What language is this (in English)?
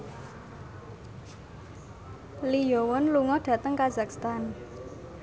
Javanese